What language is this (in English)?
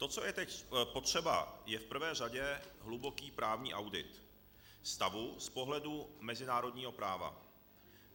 Czech